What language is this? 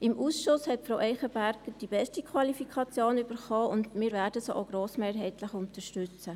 Swiss German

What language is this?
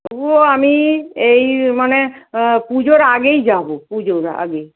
Bangla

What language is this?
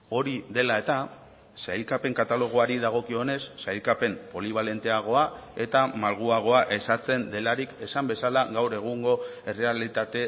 Basque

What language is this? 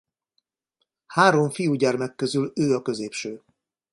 Hungarian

